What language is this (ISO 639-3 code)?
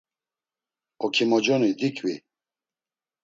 lzz